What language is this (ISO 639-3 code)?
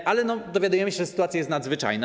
pol